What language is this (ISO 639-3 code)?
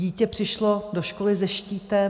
ces